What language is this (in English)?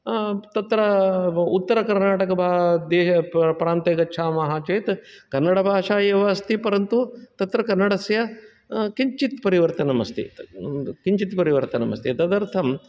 Sanskrit